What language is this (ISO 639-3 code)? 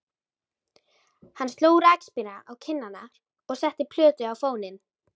isl